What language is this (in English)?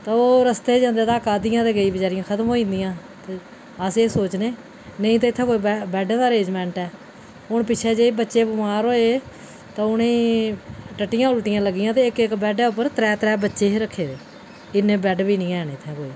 Dogri